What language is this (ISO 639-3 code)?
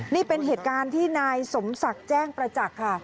tha